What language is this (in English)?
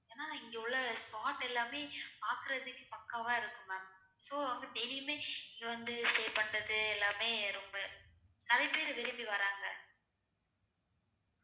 Tamil